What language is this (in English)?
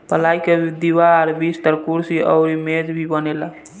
Bhojpuri